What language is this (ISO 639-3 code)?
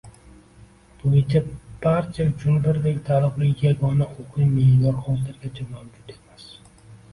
uzb